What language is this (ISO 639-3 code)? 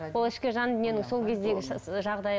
kaz